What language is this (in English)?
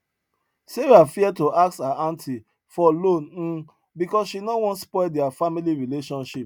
Nigerian Pidgin